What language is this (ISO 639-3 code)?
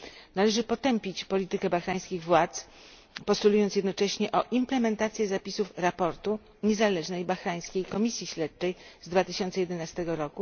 pol